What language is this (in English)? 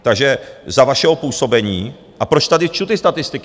Czech